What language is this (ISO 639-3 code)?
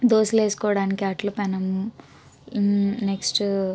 tel